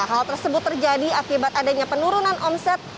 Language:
Indonesian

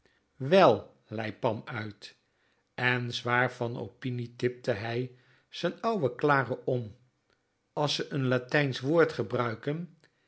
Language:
Dutch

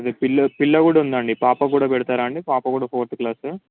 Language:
Telugu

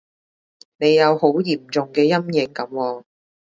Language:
Cantonese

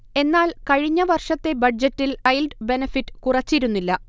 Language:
Malayalam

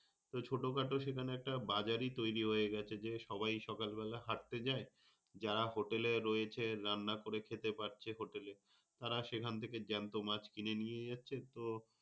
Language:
Bangla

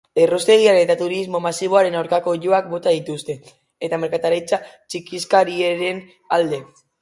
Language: Basque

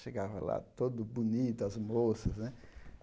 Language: Portuguese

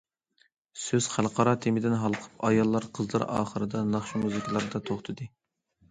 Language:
Uyghur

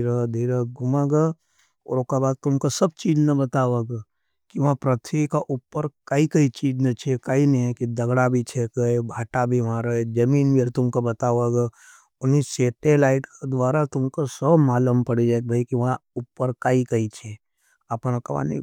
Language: Nimadi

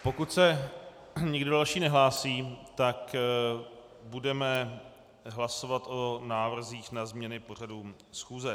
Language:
Czech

